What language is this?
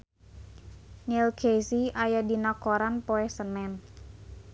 Sundanese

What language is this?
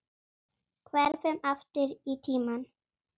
Icelandic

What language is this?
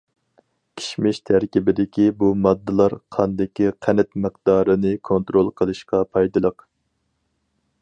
Uyghur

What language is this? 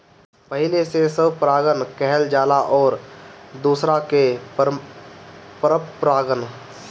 Bhojpuri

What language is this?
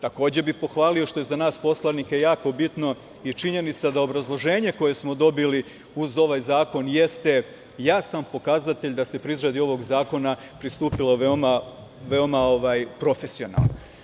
Serbian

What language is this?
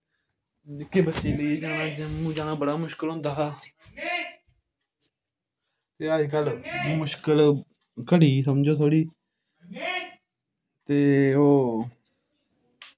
Dogri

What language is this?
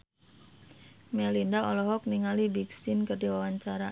Sundanese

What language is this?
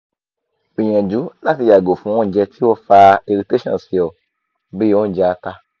Yoruba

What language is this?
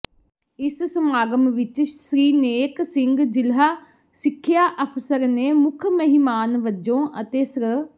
Punjabi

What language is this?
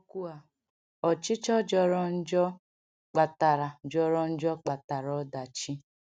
Igbo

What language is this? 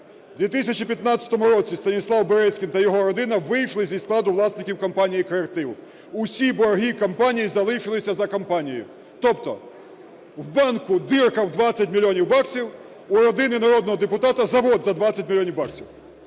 Ukrainian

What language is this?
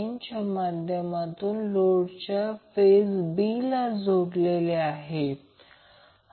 Marathi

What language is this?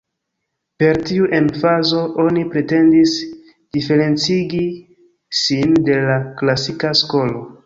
Esperanto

